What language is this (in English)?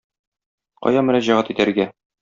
Tatar